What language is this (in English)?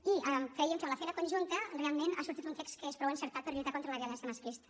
Catalan